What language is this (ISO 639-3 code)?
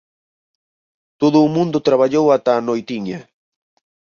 glg